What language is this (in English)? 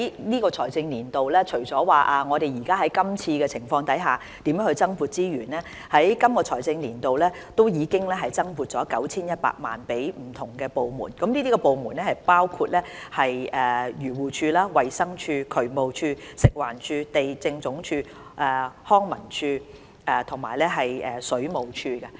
Cantonese